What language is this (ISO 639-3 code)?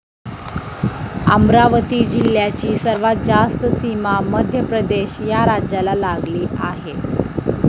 mar